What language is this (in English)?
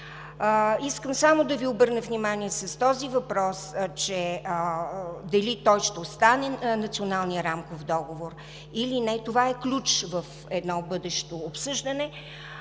Bulgarian